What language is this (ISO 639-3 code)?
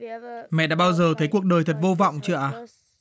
vie